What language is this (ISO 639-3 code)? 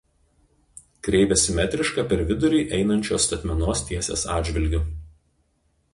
lit